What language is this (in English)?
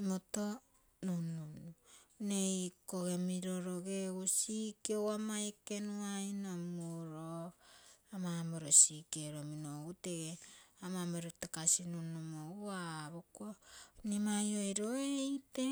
Terei